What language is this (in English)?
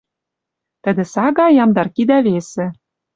Western Mari